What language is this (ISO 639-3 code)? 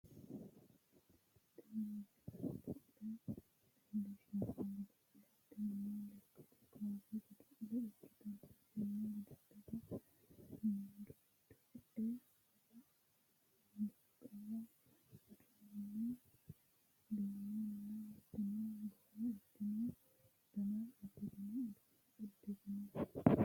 sid